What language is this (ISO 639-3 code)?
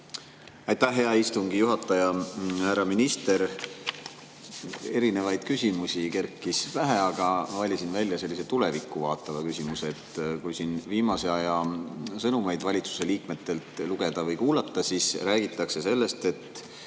est